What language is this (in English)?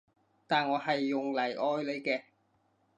Cantonese